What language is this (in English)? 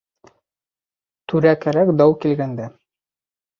Bashkir